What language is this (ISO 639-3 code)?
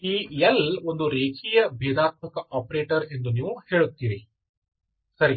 kan